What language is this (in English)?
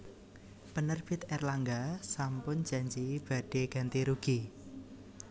Javanese